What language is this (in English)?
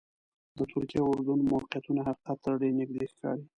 Pashto